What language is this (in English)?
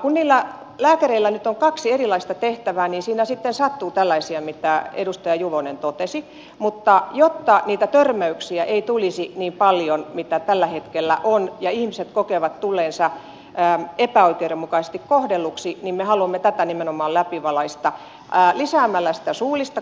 Finnish